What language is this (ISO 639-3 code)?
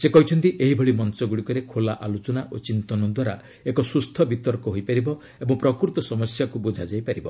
ori